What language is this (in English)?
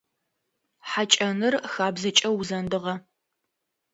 Adyghe